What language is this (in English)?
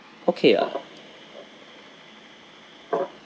English